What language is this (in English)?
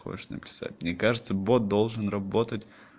Russian